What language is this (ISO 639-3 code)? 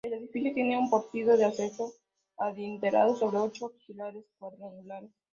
spa